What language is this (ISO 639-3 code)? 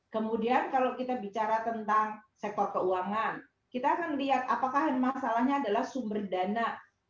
ind